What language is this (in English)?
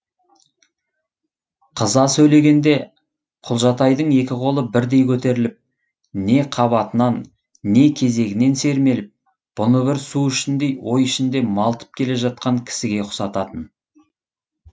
Kazakh